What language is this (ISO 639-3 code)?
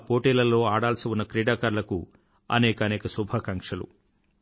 tel